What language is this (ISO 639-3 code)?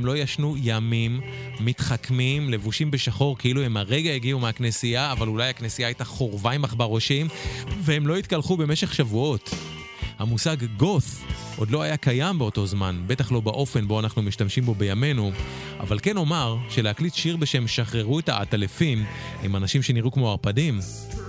heb